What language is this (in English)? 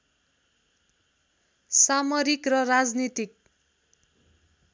Nepali